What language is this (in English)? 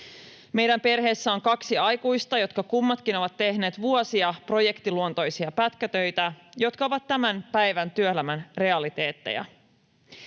Finnish